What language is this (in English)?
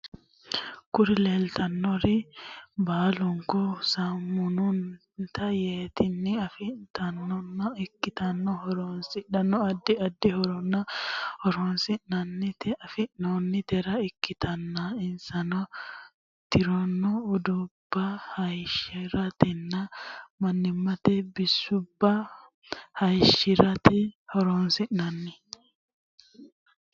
Sidamo